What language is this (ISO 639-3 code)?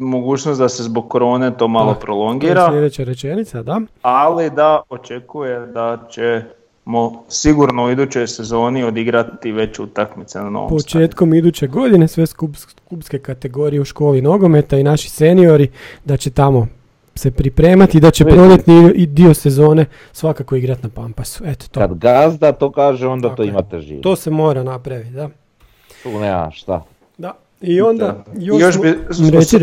hrv